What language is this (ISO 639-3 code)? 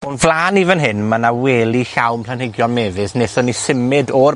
cym